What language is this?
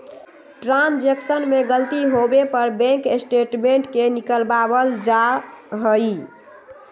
Magahi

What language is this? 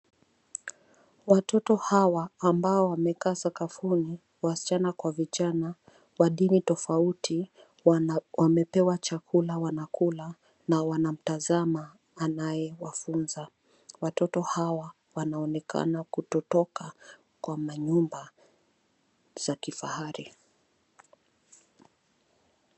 Swahili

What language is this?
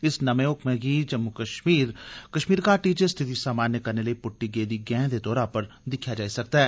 Dogri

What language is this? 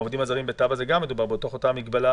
Hebrew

